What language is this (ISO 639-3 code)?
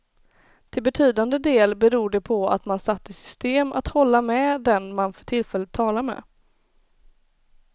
swe